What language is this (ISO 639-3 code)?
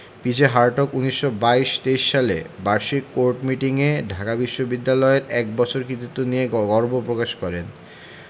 ben